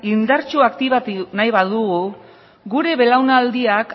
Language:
Basque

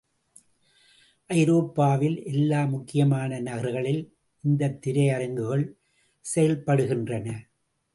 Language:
Tamil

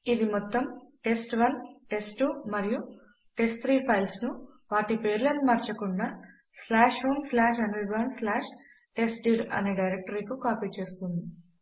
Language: Telugu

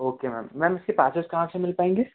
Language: Hindi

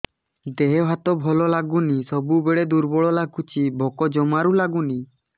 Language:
Odia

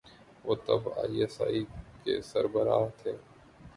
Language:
Urdu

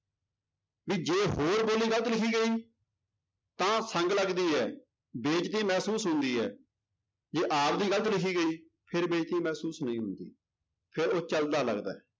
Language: Punjabi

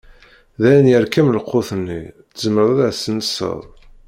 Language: Kabyle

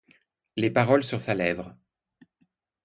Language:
French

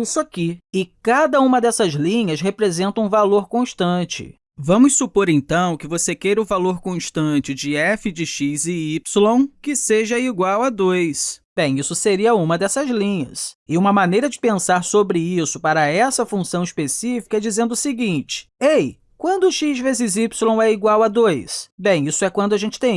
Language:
Portuguese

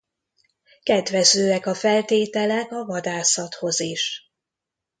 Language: Hungarian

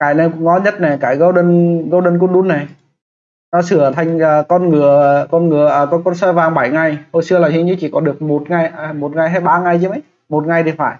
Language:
Vietnamese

